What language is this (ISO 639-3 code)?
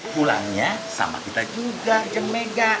ind